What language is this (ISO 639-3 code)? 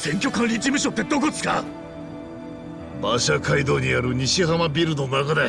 jpn